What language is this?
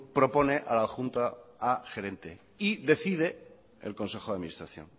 Spanish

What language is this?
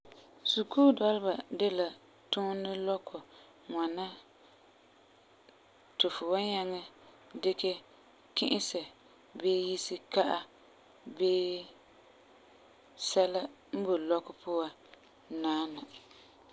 Frafra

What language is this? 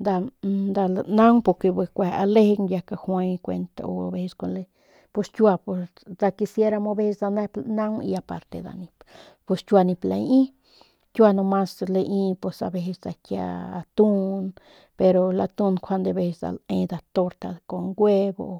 Northern Pame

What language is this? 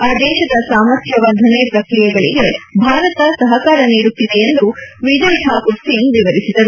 Kannada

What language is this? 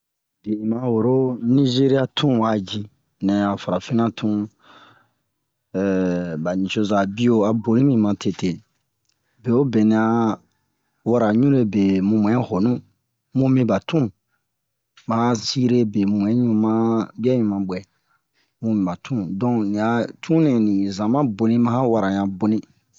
Bomu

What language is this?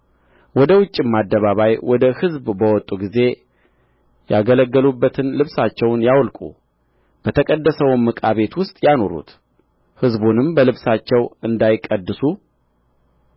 Amharic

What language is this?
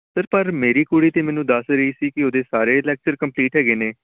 Punjabi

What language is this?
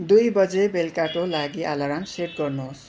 Nepali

